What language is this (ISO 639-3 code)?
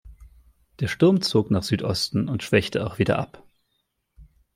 deu